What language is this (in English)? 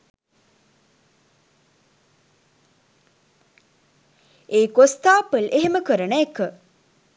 Sinhala